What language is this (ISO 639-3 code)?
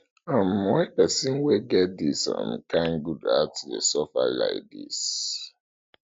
pcm